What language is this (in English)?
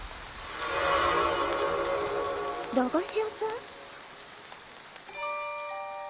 Japanese